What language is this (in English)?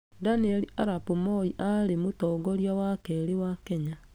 Kikuyu